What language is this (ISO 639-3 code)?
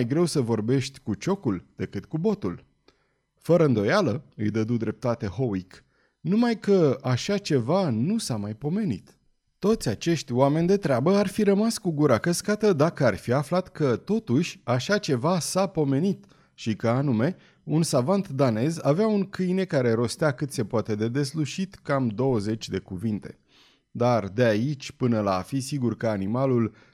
ron